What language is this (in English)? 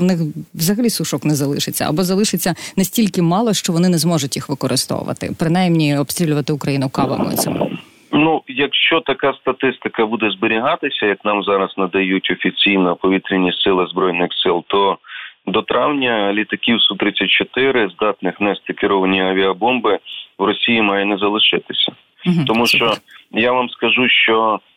Ukrainian